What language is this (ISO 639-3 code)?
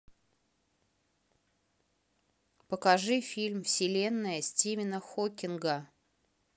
rus